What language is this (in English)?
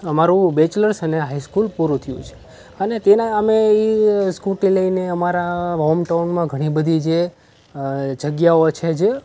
Gujarati